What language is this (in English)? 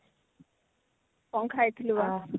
Odia